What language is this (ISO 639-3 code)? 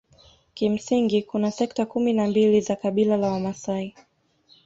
swa